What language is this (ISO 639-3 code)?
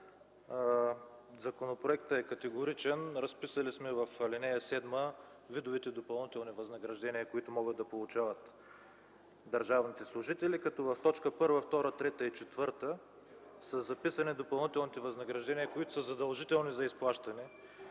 bul